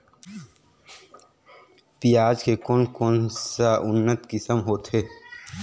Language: Chhattisgarhi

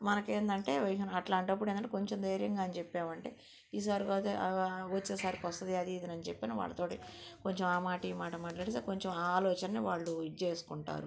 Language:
Telugu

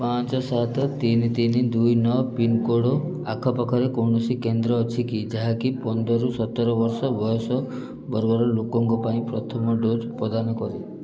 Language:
Odia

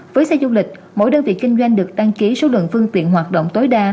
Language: Vietnamese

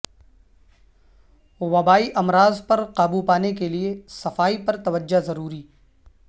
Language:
Urdu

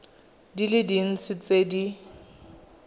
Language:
Tswana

